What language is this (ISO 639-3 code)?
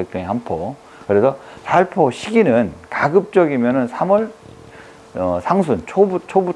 kor